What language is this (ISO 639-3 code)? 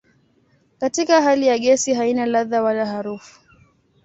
swa